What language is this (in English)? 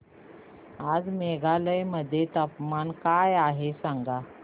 Marathi